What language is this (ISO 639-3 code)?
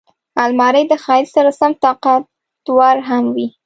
pus